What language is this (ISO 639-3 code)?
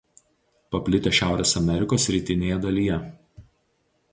lit